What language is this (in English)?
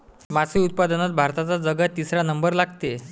Marathi